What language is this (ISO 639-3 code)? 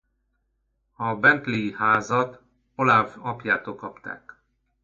hun